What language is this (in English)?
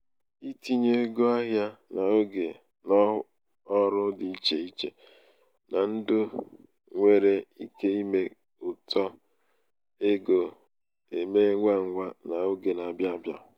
Igbo